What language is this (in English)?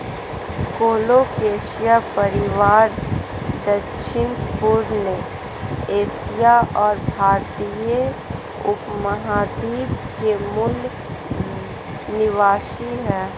Hindi